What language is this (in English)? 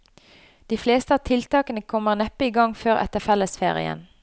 Norwegian